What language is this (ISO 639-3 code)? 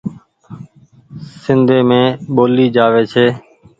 gig